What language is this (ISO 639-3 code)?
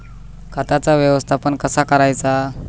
mar